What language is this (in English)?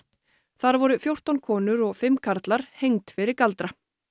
Icelandic